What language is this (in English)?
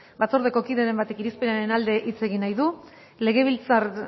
Basque